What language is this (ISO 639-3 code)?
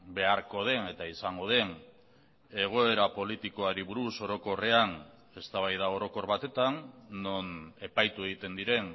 eus